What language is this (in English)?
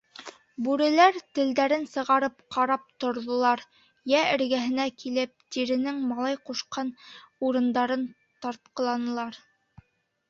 Bashkir